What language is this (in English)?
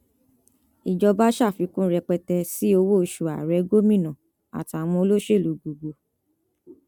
Yoruba